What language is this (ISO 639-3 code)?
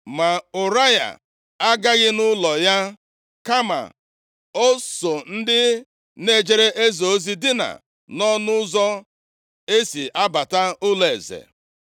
ibo